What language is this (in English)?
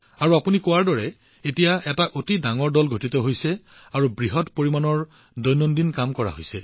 Assamese